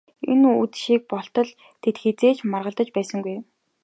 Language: Mongolian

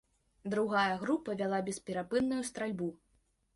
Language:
Belarusian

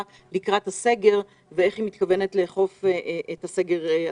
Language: Hebrew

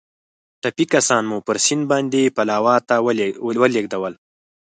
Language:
Pashto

